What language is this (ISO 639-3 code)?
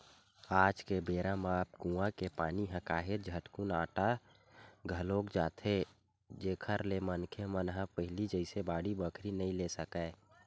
hne